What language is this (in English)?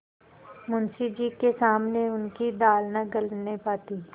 Hindi